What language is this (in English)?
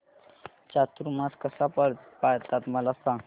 Marathi